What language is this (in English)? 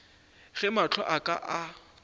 Northern Sotho